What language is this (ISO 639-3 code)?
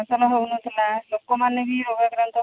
ori